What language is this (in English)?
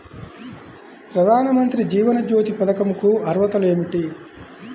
Telugu